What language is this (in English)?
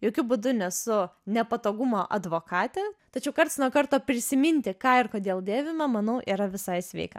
Lithuanian